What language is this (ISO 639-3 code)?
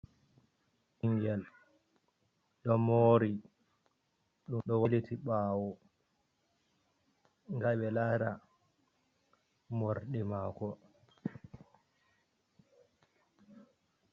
ful